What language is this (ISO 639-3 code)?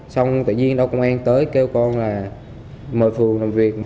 vie